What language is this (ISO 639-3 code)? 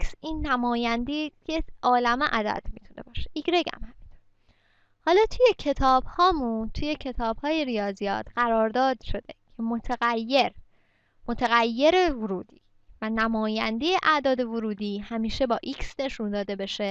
fas